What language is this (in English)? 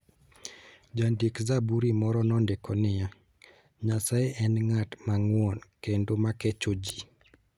Luo (Kenya and Tanzania)